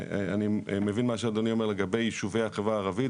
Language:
Hebrew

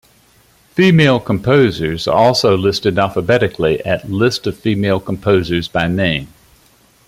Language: English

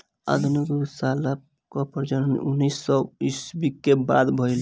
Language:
Bhojpuri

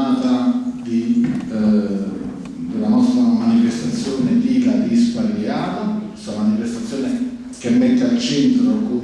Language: Italian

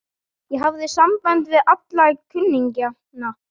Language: Icelandic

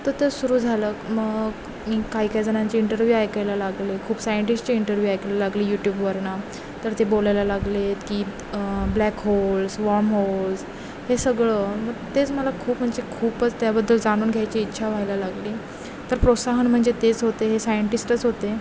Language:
Marathi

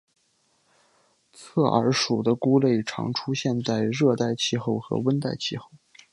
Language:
Chinese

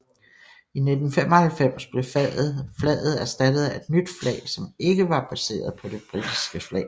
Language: Danish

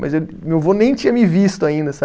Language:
Portuguese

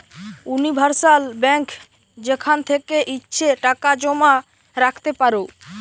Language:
Bangla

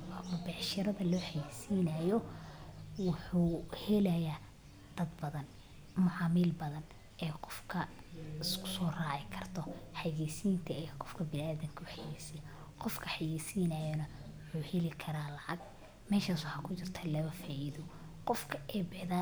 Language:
Somali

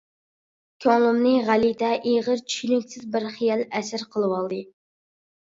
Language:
Uyghur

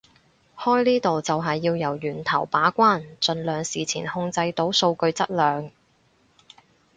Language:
Cantonese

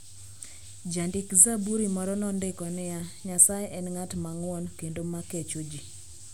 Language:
Luo (Kenya and Tanzania)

